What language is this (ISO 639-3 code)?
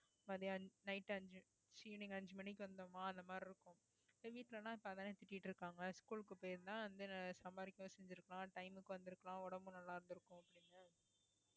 tam